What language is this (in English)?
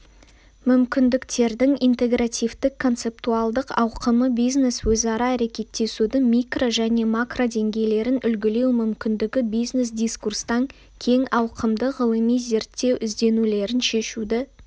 Kazakh